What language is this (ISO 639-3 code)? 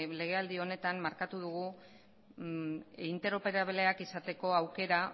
eus